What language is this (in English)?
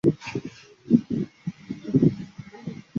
Chinese